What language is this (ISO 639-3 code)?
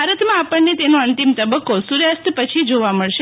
guj